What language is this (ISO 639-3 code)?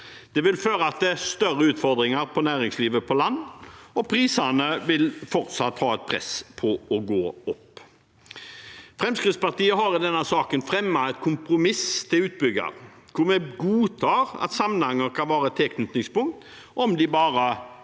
nor